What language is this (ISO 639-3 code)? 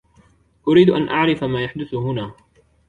ara